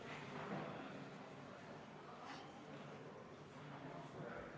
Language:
Estonian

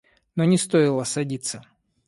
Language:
Russian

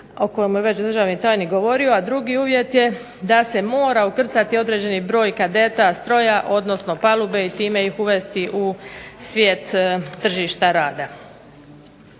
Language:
Croatian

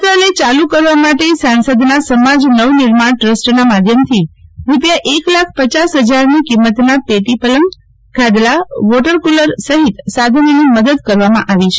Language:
Gujarati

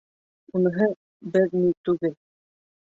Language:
Bashkir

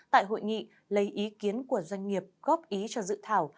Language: Vietnamese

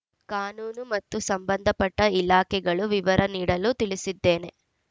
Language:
Kannada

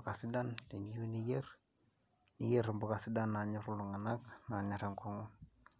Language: Masai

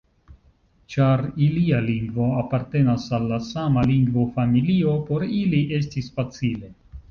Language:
Esperanto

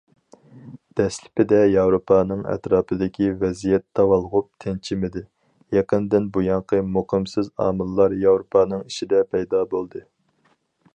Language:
Uyghur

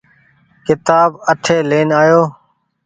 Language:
Goaria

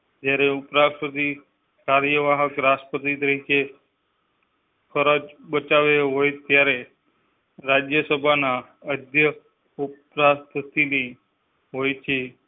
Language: Gujarati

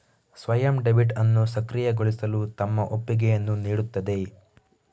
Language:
Kannada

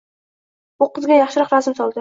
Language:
Uzbek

